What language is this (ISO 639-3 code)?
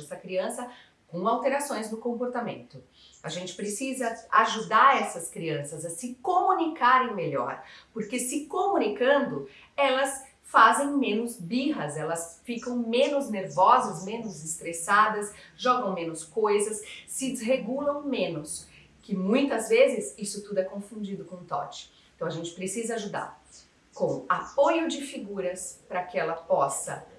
por